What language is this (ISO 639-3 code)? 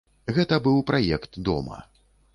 bel